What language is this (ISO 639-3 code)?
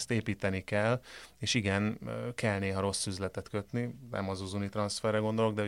hun